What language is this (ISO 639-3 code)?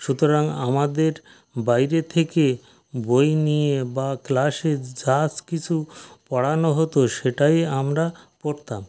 ben